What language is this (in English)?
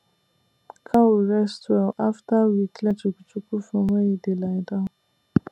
Nigerian Pidgin